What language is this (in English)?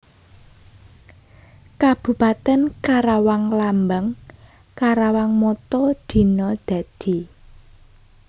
Javanese